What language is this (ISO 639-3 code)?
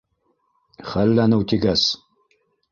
bak